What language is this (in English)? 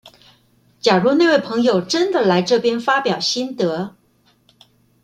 Chinese